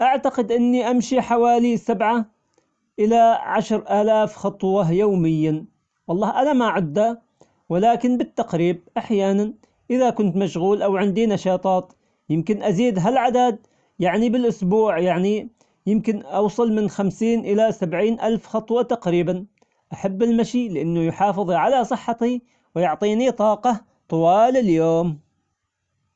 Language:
Omani Arabic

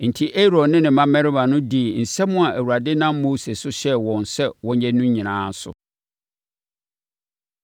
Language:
Akan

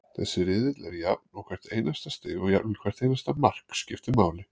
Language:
Icelandic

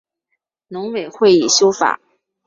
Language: Chinese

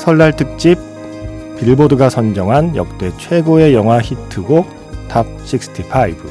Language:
Korean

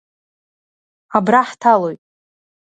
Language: Abkhazian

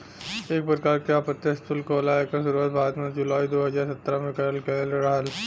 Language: Bhojpuri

